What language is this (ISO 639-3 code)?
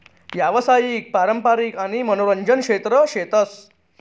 mar